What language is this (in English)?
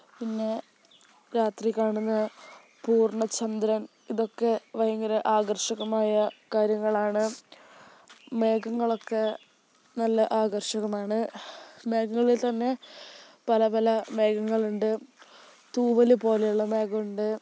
Malayalam